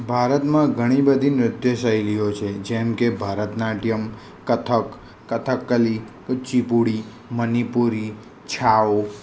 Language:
Gujarati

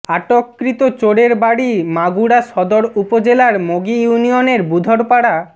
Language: Bangla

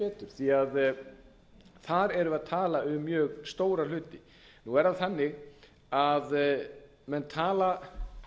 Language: Icelandic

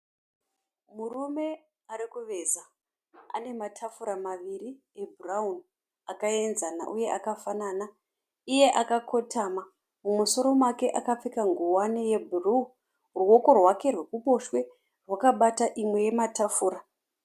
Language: Shona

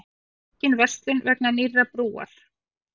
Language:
Icelandic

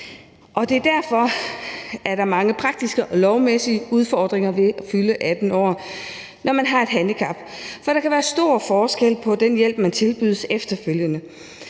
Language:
Danish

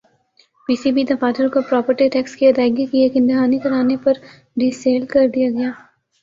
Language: Urdu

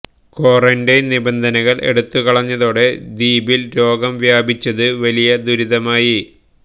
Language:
Malayalam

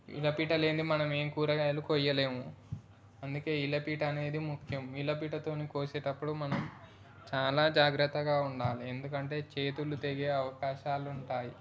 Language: Telugu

